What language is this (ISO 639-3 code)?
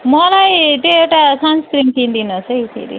nep